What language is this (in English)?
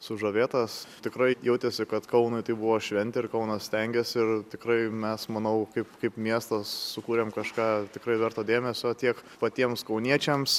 Lithuanian